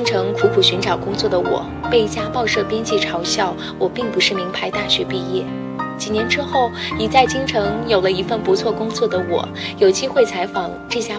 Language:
Chinese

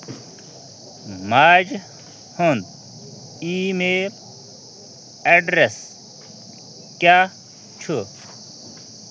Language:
Kashmiri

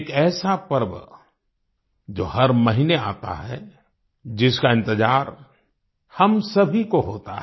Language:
Hindi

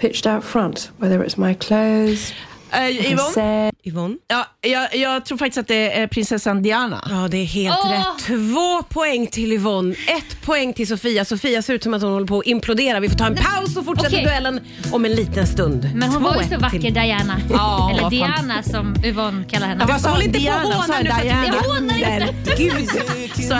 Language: Swedish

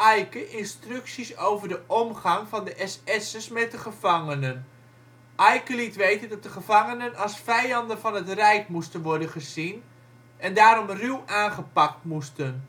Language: Dutch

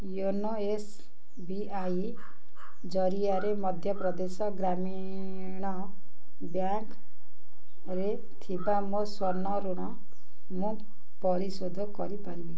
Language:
Odia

